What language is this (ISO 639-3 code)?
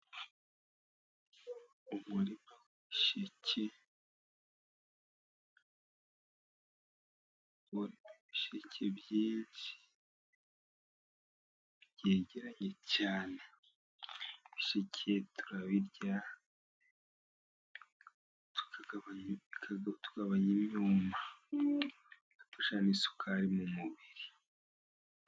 kin